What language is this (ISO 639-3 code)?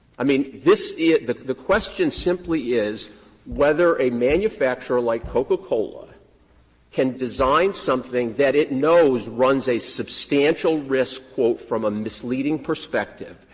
eng